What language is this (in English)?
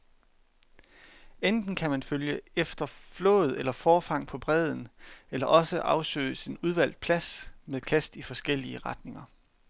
Danish